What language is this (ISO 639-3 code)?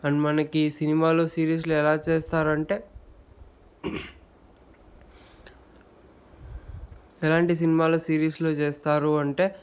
tel